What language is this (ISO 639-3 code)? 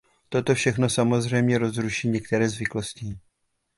ces